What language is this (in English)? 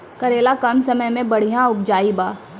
Maithili